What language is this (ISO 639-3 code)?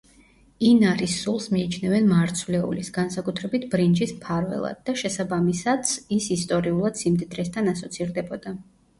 kat